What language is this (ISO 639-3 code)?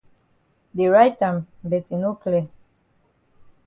wes